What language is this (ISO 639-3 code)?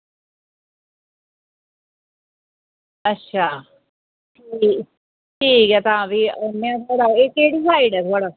doi